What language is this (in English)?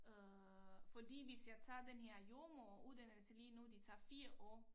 Danish